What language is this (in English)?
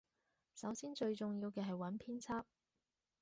Cantonese